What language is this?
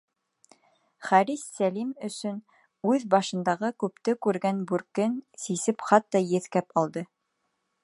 Bashkir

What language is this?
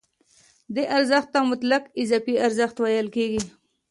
Pashto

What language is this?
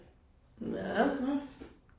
Danish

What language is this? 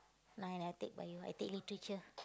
English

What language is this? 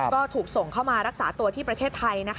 Thai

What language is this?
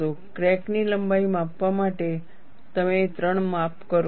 Gujarati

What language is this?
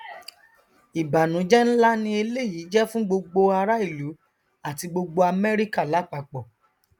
Yoruba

